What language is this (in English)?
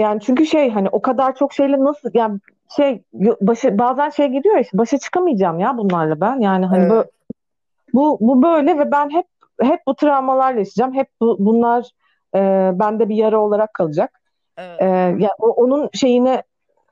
Turkish